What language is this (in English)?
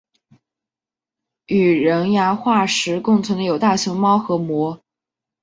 Chinese